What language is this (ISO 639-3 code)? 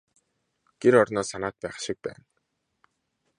mon